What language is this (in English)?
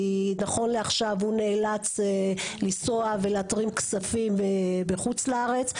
Hebrew